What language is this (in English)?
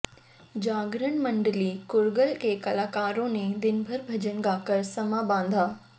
Hindi